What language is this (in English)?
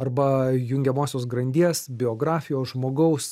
Lithuanian